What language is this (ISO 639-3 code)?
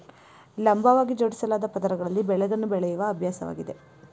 kan